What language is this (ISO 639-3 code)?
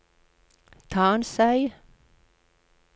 nor